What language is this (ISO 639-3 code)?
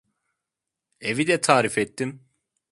tur